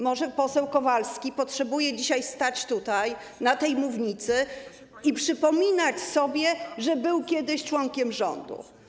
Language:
Polish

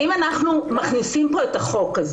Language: Hebrew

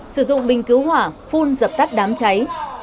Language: Vietnamese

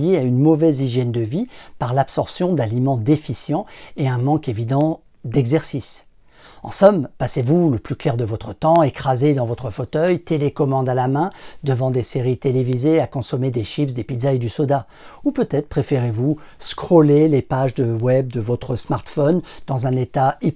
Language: French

